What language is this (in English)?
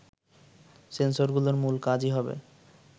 Bangla